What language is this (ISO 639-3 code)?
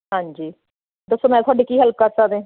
pan